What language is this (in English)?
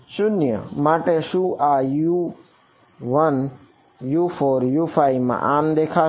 Gujarati